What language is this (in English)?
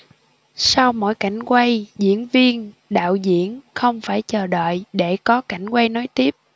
Vietnamese